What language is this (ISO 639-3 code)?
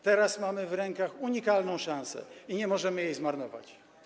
pol